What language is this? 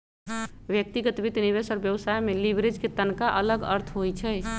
Magahi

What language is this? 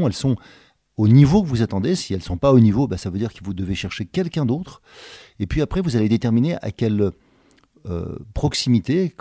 French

